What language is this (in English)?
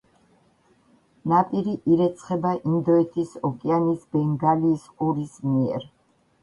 Georgian